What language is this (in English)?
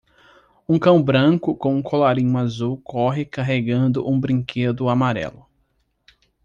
Portuguese